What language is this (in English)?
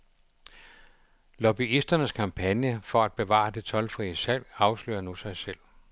Danish